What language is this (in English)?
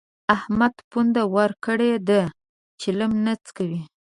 Pashto